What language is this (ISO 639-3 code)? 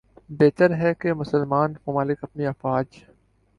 urd